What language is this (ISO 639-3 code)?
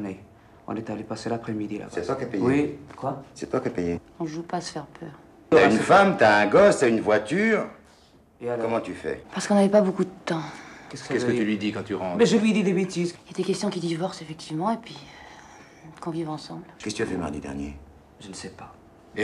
fra